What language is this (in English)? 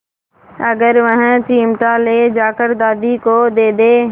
Hindi